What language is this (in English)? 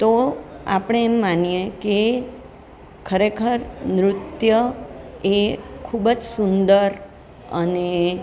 Gujarati